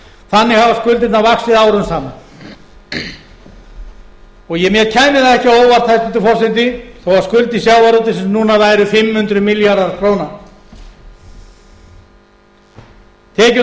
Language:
Icelandic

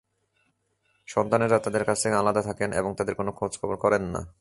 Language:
Bangla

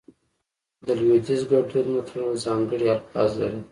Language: Pashto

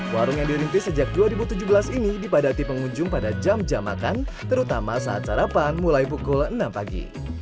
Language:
Indonesian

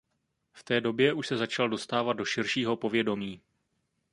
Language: Czech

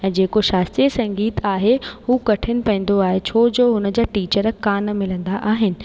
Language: Sindhi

